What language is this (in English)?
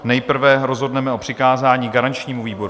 Czech